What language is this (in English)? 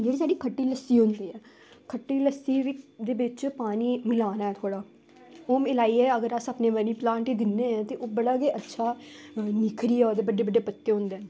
Dogri